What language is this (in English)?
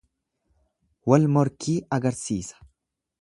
Oromo